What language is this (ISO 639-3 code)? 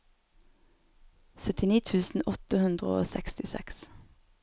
nor